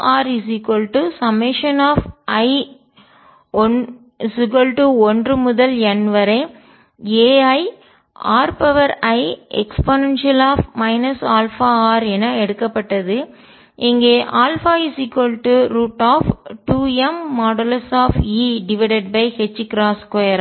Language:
Tamil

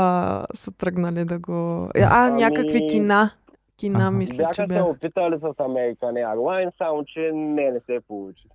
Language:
Bulgarian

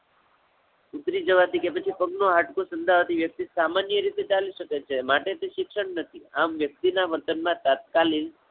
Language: Gujarati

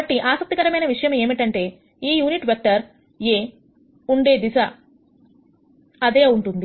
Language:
Telugu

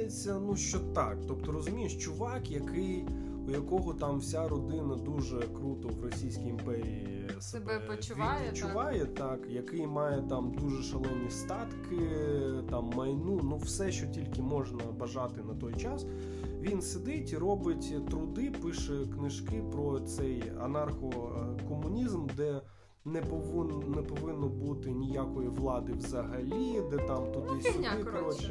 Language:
Ukrainian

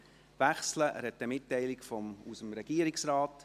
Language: Swiss German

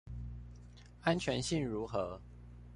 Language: Chinese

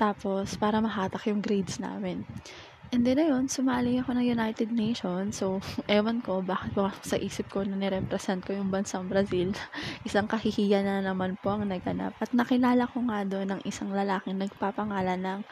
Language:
Filipino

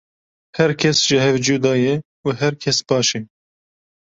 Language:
Kurdish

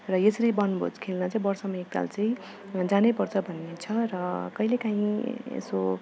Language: Nepali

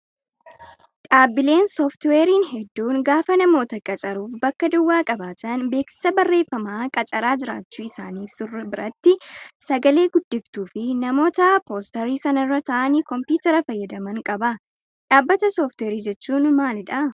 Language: Oromo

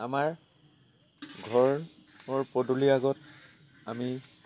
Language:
Assamese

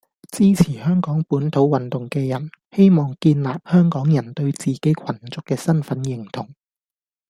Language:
Cantonese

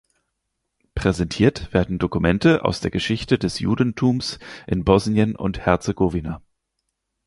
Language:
German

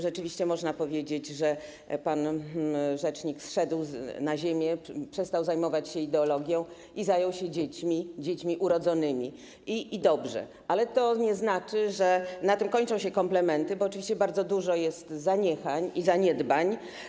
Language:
Polish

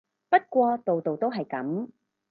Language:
Cantonese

